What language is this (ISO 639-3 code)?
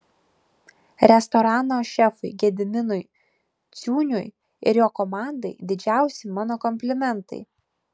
lit